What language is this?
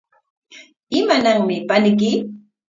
Corongo Ancash Quechua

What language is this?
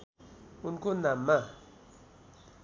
Nepali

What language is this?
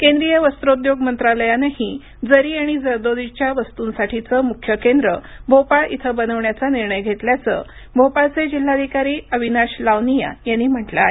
Marathi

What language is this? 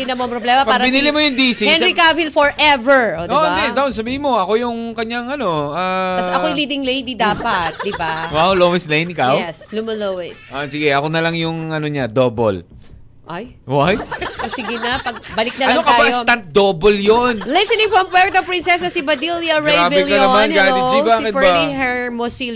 Filipino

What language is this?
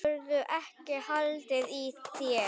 Icelandic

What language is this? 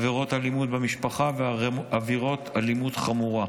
Hebrew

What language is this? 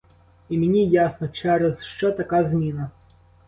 Ukrainian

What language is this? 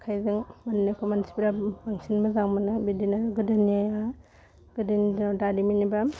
Bodo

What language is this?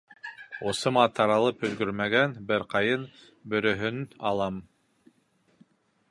Bashkir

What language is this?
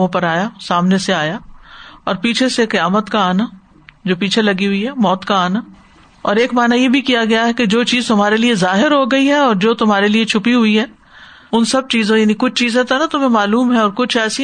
Urdu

